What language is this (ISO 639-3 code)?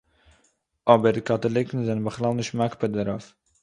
yid